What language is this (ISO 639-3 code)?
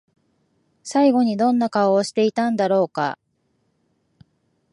jpn